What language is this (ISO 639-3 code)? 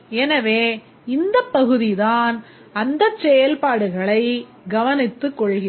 tam